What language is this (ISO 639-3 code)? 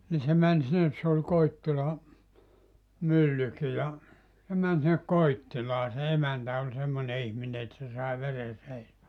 fin